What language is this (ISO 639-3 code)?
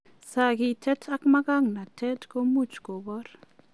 kln